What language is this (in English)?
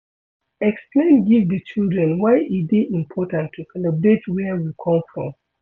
Nigerian Pidgin